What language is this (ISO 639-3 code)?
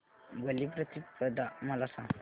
mar